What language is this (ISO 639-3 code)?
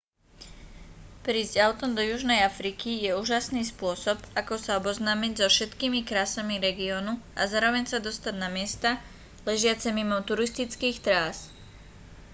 slk